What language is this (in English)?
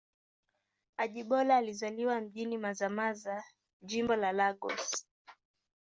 Swahili